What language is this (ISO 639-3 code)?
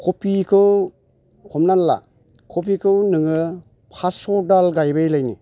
brx